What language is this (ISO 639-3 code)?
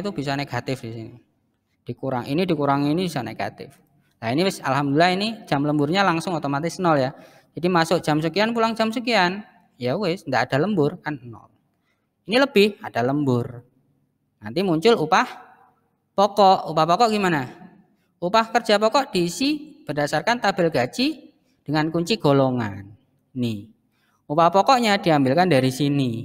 ind